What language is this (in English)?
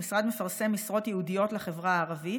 Hebrew